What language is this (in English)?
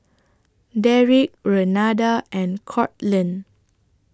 English